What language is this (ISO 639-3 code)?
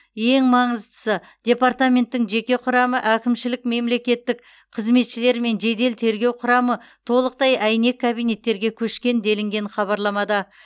kaz